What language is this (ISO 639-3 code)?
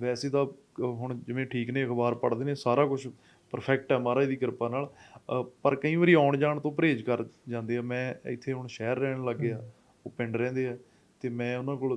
pan